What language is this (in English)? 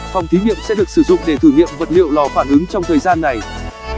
Vietnamese